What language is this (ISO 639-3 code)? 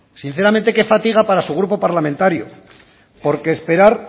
spa